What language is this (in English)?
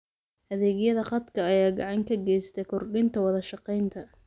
Somali